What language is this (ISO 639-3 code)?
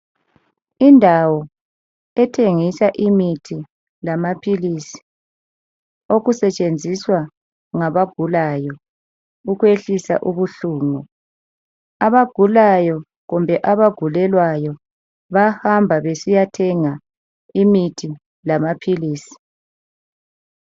nde